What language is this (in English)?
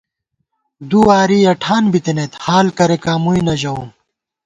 Gawar-Bati